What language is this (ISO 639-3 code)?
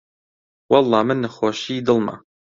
ckb